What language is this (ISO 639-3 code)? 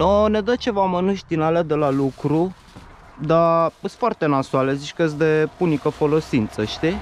ron